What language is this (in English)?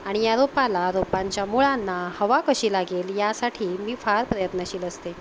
Marathi